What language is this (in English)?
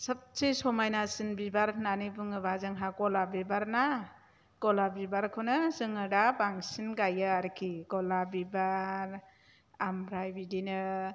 Bodo